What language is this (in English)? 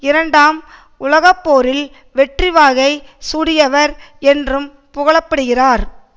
Tamil